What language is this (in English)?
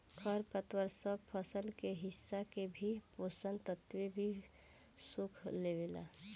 Bhojpuri